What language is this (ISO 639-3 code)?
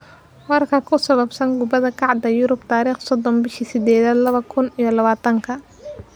som